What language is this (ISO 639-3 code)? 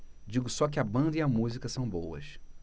por